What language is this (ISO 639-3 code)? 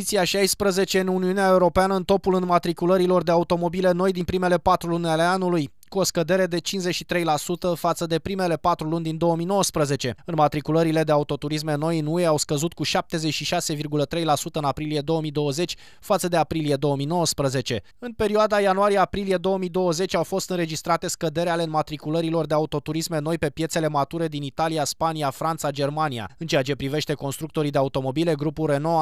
ron